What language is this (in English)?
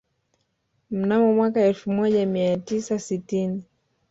Swahili